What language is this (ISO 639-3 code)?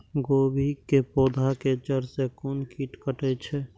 mai